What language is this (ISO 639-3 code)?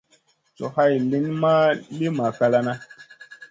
mcn